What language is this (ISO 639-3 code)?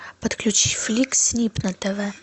rus